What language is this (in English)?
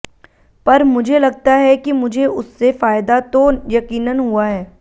Hindi